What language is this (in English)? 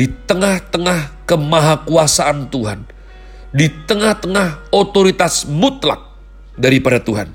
Indonesian